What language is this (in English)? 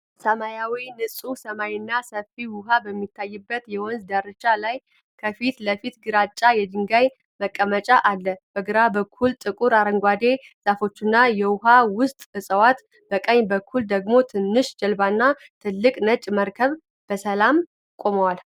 Amharic